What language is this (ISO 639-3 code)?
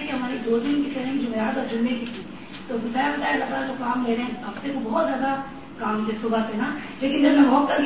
urd